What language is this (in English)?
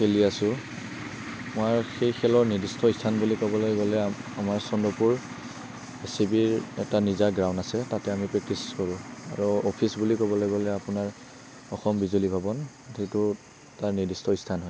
Assamese